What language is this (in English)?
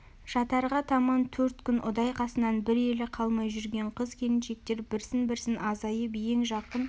Kazakh